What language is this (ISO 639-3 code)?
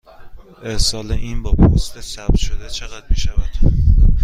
fas